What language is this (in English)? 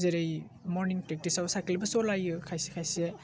Bodo